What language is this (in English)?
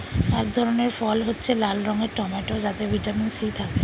Bangla